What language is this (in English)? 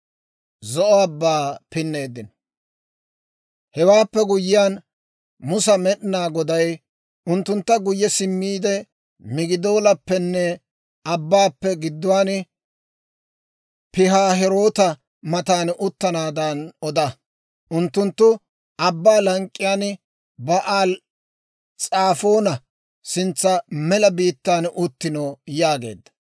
Dawro